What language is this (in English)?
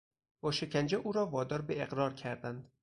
Persian